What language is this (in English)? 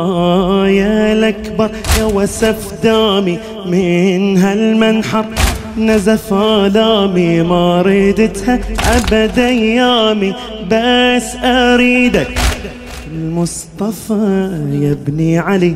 Arabic